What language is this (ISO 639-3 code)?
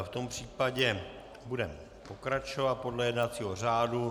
ces